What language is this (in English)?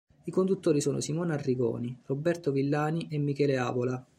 Italian